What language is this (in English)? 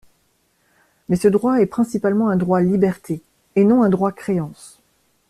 French